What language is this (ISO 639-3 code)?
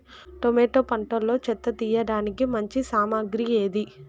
tel